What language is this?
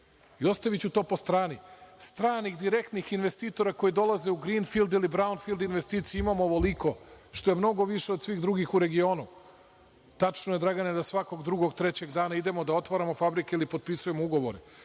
Serbian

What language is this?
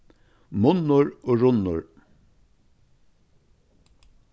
Faroese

